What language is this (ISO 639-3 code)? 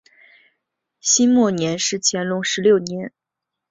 zho